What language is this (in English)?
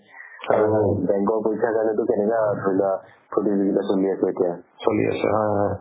Assamese